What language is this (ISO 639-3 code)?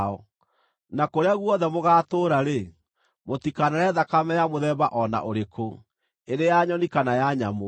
kik